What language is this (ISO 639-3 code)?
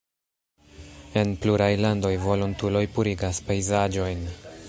epo